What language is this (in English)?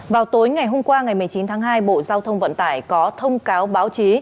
Vietnamese